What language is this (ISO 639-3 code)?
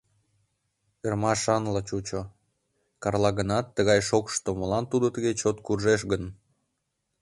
chm